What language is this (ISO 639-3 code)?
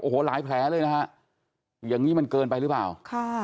tha